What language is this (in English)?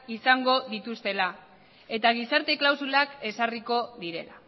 Basque